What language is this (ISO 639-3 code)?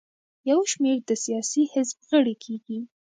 pus